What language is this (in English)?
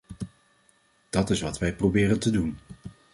Dutch